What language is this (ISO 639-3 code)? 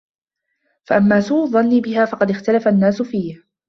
ara